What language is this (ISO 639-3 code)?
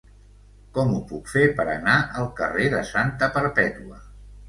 cat